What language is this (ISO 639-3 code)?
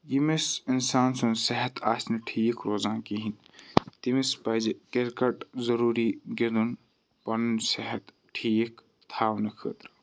kas